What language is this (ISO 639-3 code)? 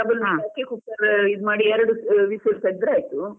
kan